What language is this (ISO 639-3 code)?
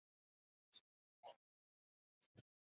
zho